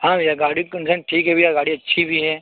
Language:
Hindi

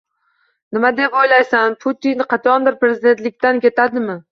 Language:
Uzbek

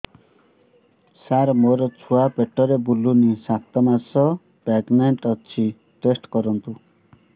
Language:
Odia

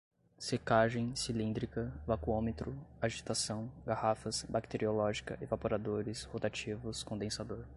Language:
Portuguese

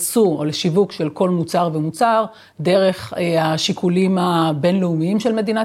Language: Hebrew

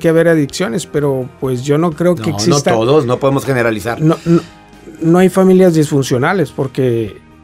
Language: Spanish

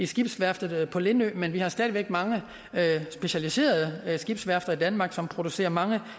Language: Danish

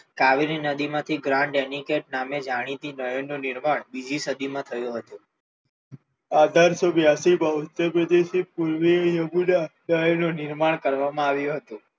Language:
Gujarati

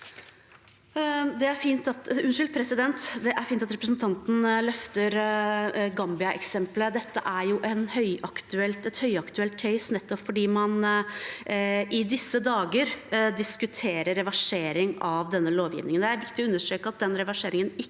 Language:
Norwegian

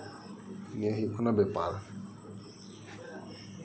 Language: Santali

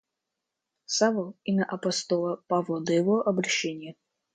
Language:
Russian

